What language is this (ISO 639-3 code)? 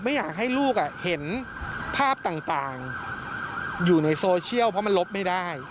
tha